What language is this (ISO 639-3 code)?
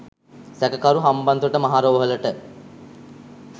sin